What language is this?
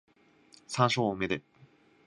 Japanese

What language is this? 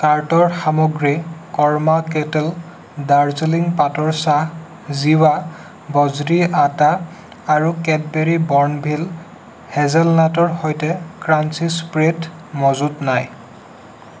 Assamese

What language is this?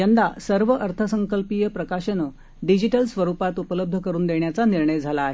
Marathi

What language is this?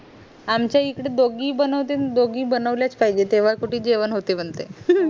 Marathi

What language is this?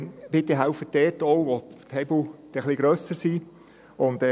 Swiss German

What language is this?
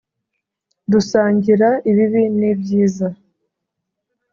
Kinyarwanda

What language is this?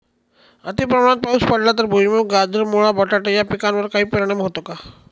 Marathi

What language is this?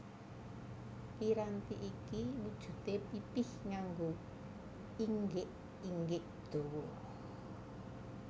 Javanese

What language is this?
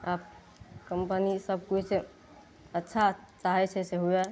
Maithili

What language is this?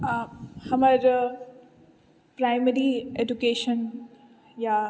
Maithili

